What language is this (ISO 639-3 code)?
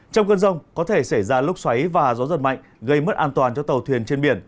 vie